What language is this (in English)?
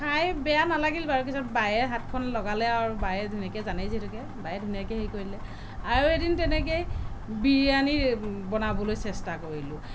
Assamese